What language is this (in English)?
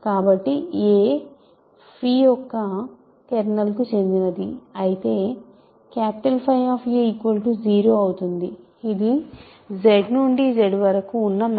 Telugu